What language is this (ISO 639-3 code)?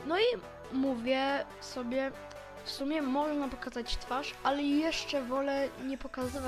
pol